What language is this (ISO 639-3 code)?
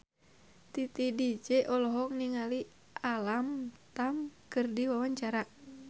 sun